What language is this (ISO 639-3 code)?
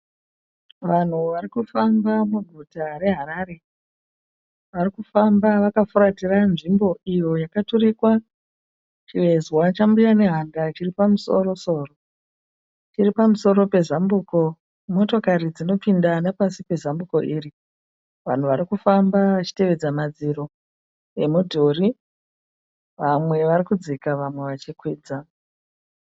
sna